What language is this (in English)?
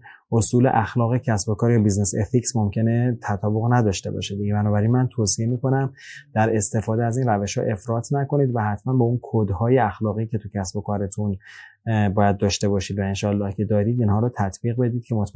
Persian